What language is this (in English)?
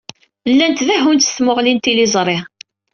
Kabyle